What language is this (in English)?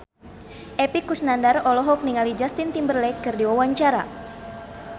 Sundanese